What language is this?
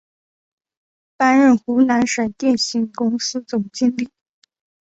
Chinese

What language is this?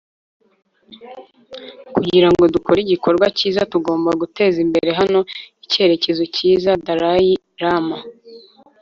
Kinyarwanda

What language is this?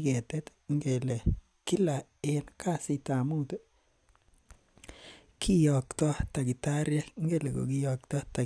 Kalenjin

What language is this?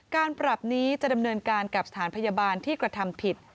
Thai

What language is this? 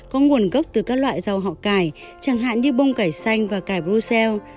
Vietnamese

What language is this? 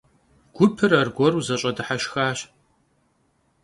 Kabardian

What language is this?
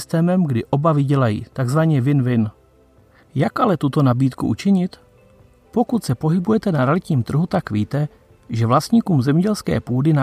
Czech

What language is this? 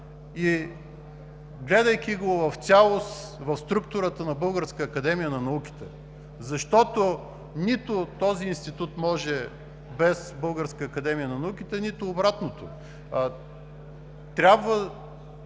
Bulgarian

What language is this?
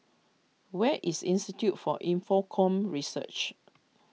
English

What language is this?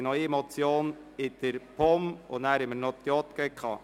Swiss German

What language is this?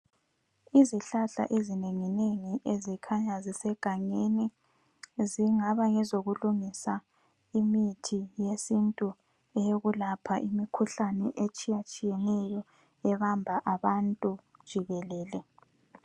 North Ndebele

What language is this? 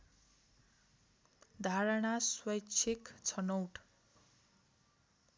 Nepali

